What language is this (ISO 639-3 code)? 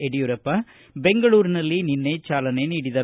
kan